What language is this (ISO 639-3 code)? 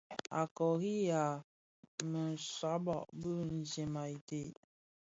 ksf